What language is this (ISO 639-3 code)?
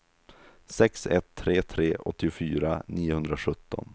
swe